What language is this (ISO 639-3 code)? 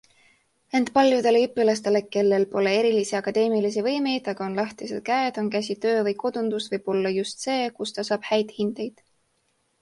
est